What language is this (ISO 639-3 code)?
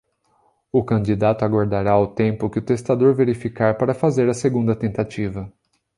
por